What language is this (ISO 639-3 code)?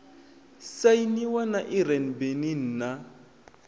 ven